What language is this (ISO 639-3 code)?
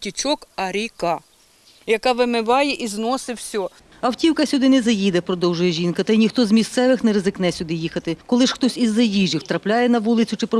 ukr